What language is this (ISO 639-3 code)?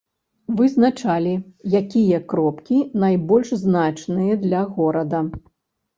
bel